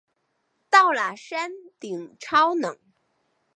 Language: Chinese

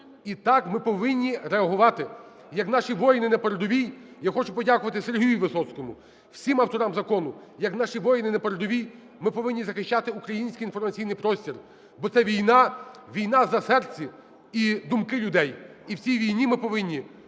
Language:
Ukrainian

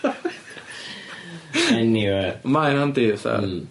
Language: Welsh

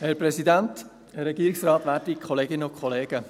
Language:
Swiss German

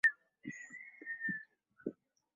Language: Swahili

